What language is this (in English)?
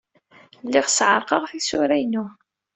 Kabyle